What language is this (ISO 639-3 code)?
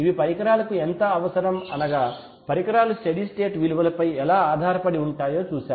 tel